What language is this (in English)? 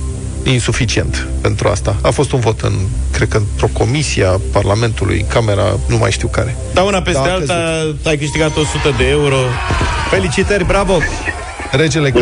Romanian